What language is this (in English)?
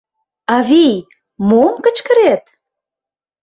Mari